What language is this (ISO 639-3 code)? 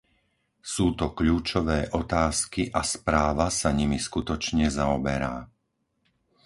slk